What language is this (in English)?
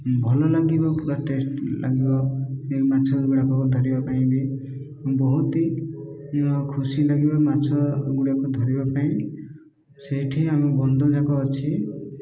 Odia